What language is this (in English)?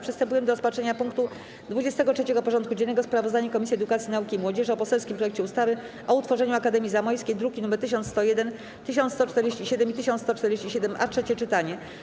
Polish